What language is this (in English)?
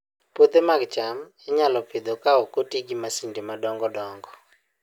Luo (Kenya and Tanzania)